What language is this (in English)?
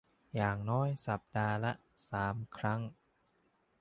Thai